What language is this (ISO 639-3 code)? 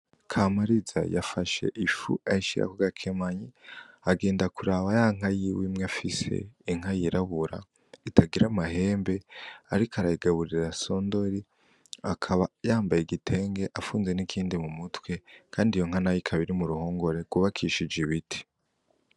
run